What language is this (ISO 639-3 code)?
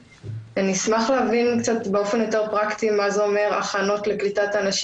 heb